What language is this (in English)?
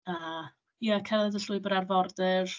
Welsh